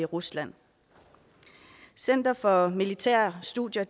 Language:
Danish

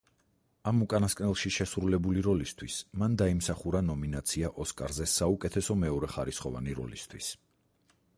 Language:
Georgian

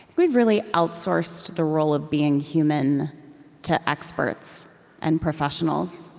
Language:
English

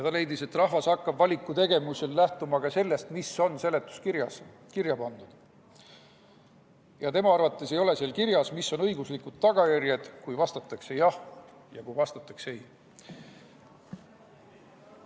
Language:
Estonian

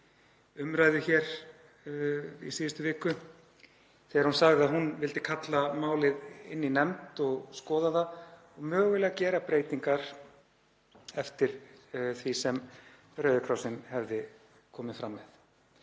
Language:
Icelandic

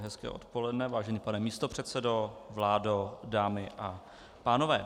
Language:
Czech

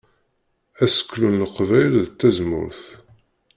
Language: Kabyle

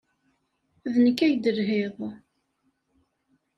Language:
Kabyle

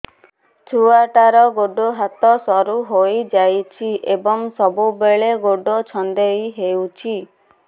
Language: Odia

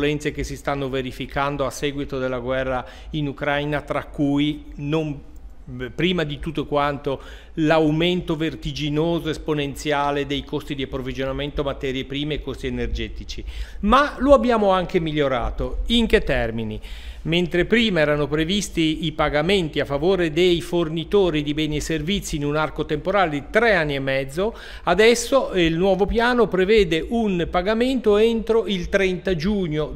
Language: Italian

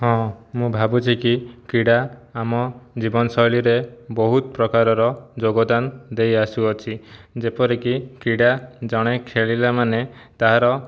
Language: Odia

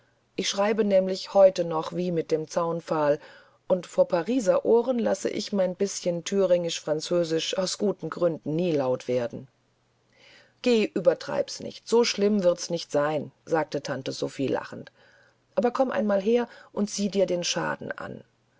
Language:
German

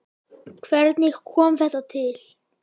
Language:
Icelandic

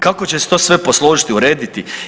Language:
Croatian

